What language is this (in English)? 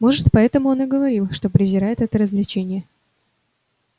Russian